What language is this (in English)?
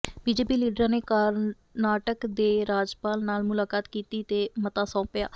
Punjabi